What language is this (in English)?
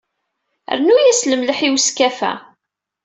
Kabyle